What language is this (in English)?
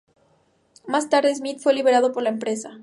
Spanish